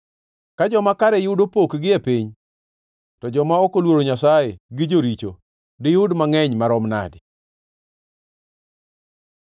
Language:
Luo (Kenya and Tanzania)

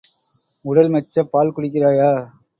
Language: Tamil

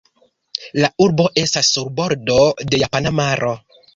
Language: Esperanto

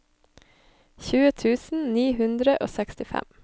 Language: Norwegian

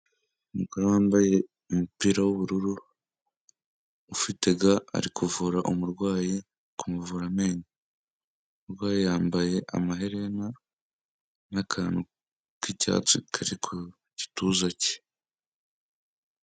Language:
Kinyarwanda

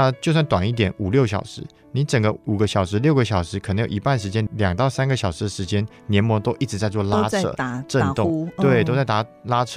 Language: Chinese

